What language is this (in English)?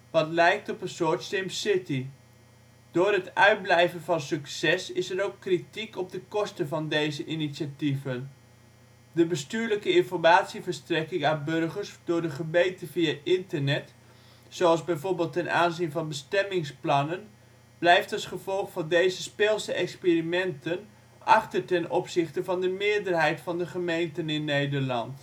Dutch